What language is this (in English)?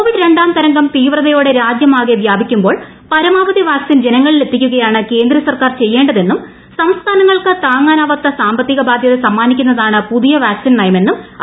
Malayalam